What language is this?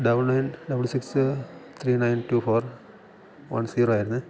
Malayalam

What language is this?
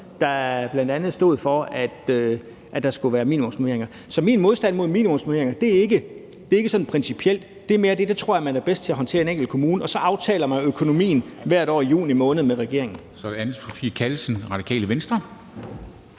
Danish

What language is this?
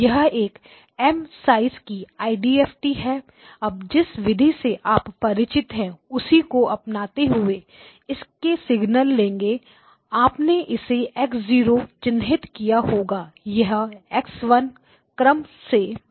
Hindi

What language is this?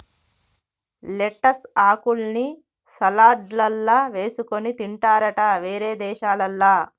Telugu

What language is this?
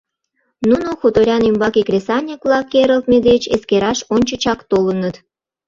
Mari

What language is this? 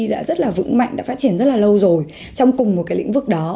Vietnamese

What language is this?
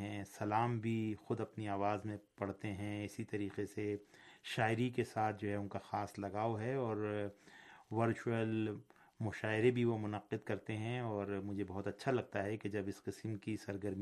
Urdu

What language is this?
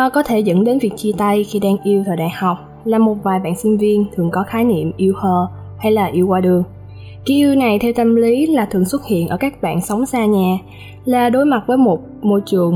Vietnamese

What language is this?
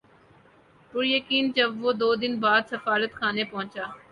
Urdu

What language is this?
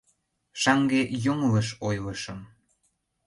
Mari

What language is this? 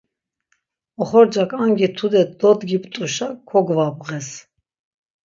Laz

